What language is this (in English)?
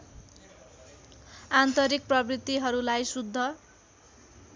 Nepali